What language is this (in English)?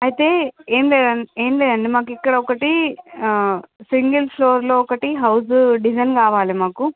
Telugu